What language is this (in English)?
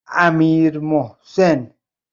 Persian